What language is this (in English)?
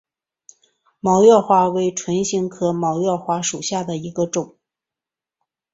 Chinese